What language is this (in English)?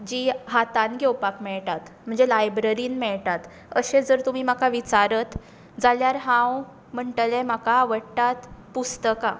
Konkani